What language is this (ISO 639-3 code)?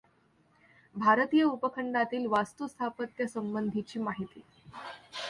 mar